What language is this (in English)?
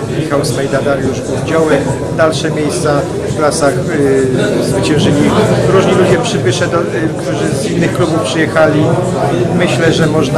Polish